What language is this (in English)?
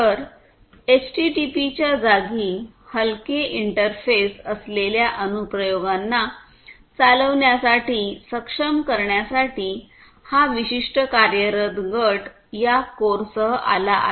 Marathi